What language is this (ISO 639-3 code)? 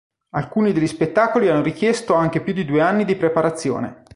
ita